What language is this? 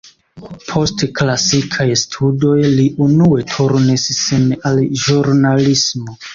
Esperanto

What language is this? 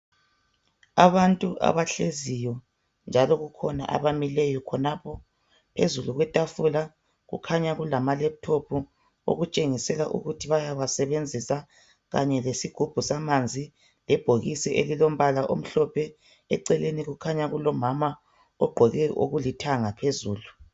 North Ndebele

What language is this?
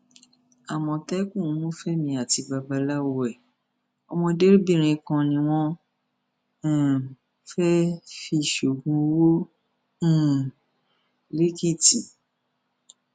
Yoruba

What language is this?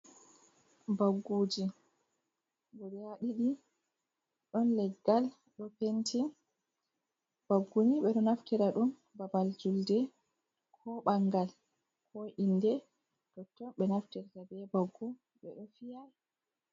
Fula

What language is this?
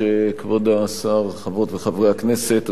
Hebrew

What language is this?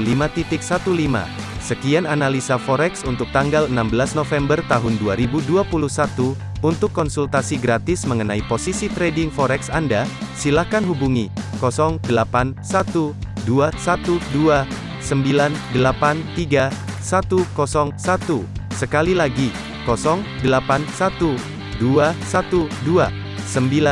Indonesian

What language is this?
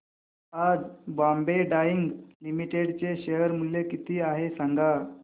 Marathi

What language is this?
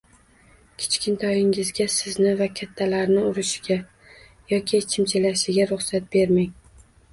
Uzbek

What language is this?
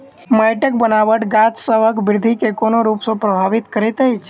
Maithili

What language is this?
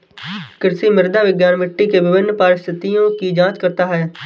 Hindi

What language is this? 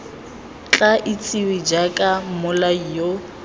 Tswana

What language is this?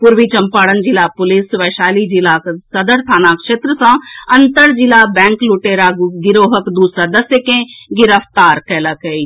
Maithili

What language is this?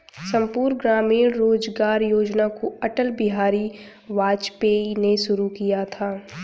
Hindi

